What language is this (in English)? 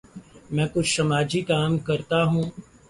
Urdu